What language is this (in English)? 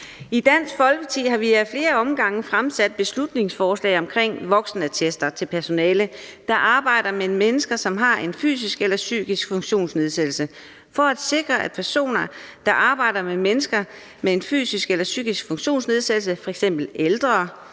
Danish